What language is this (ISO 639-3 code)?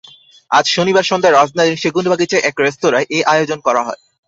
ben